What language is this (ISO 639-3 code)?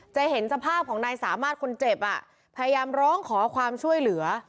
tha